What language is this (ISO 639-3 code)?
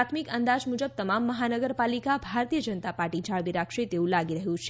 guj